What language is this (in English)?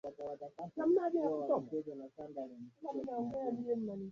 Swahili